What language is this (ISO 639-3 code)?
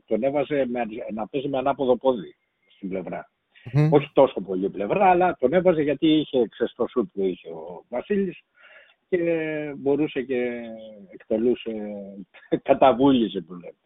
ell